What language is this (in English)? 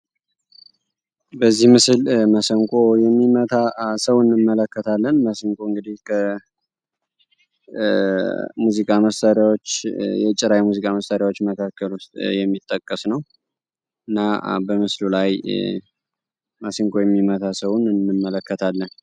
Amharic